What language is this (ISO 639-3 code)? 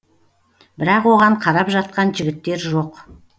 kaz